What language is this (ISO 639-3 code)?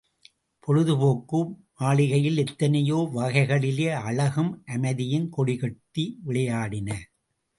tam